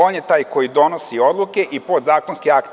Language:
Serbian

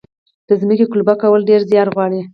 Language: Pashto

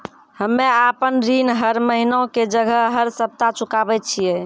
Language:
Maithili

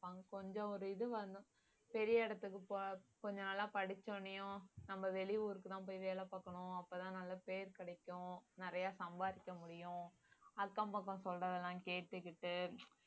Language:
Tamil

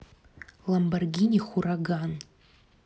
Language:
Russian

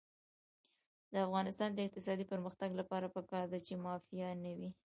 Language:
Pashto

